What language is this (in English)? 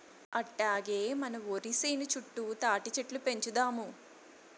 Telugu